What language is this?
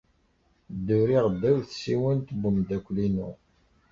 Kabyle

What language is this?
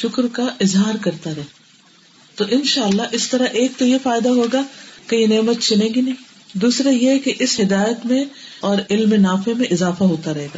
Urdu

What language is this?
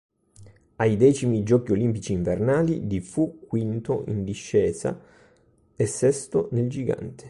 Italian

